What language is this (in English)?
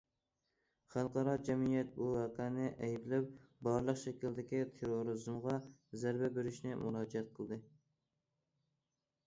Uyghur